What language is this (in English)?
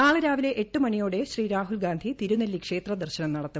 Malayalam